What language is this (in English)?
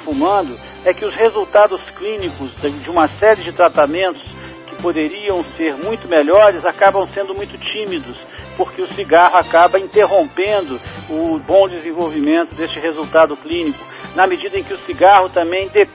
Portuguese